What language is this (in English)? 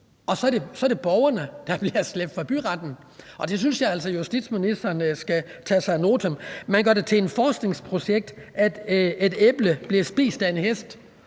Danish